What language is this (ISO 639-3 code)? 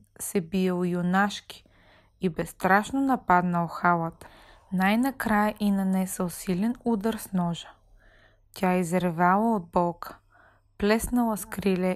bul